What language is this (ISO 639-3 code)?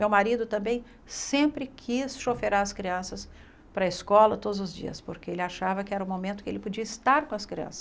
por